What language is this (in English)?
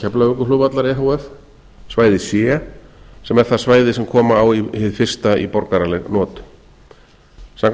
Icelandic